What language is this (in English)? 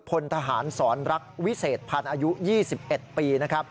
Thai